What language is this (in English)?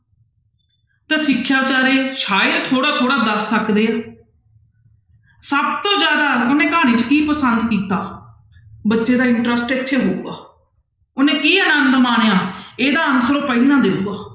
Punjabi